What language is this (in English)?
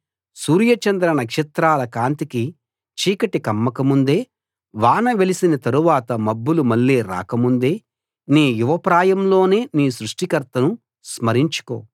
Telugu